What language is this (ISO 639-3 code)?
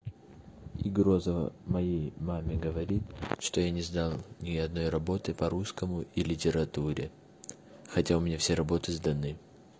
rus